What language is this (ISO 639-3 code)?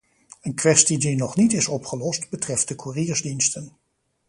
nld